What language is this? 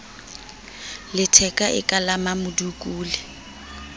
Southern Sotho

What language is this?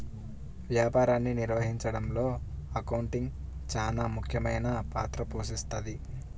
Telugu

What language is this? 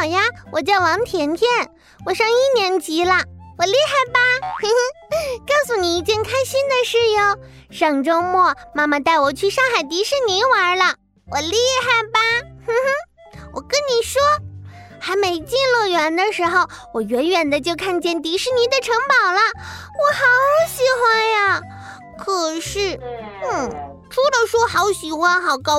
Chinese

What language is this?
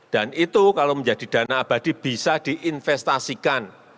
Indonesian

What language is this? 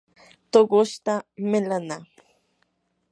Yanahuanca Pasco Quechua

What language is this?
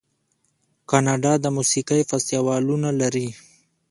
Pashto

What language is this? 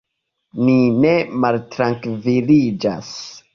Esperanto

